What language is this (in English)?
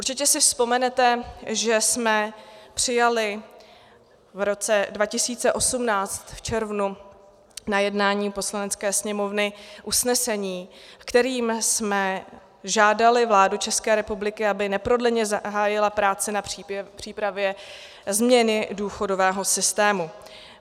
Czech